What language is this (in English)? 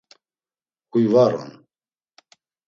Laz